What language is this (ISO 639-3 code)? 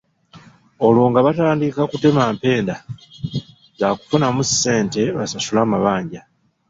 lug